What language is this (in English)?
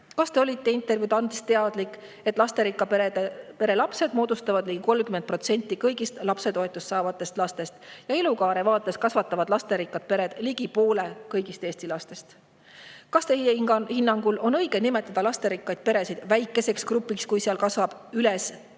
Estonian